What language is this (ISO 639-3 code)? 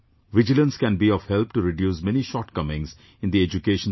eng